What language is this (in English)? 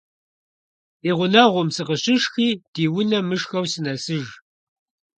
Kabardian